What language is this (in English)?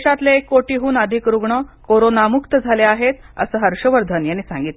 Marathi